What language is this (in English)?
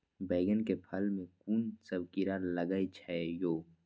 Maithili